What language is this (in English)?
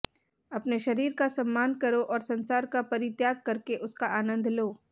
Hindi